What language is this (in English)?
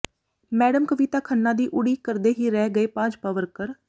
Punjabi